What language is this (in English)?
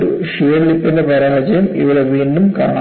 Malayalam